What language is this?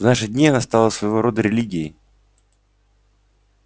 Russian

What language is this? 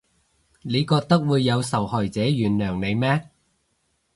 Cantonese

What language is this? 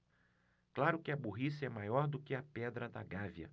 Portuguese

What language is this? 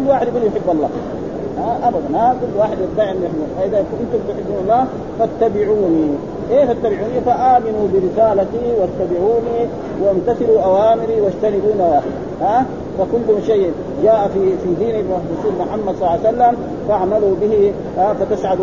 Arabic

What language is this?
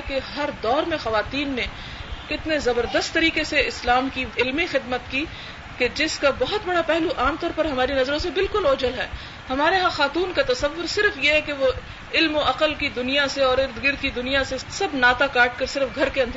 Urdu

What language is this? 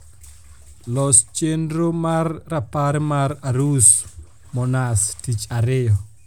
Luo (Kenya and Tanzania)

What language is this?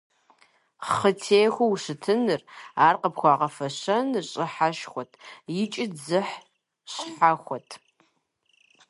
Kabardian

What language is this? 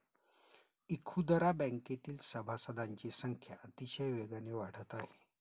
Marathi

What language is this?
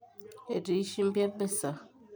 Masai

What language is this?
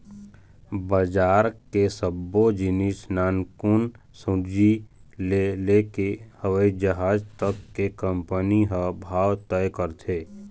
Chhattisgarhi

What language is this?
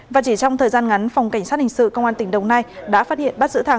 Vietnamese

